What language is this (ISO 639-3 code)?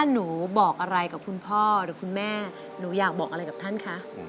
tha